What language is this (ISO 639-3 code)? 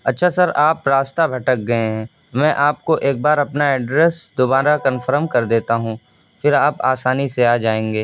urd